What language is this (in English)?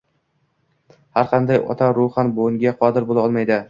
Uzbek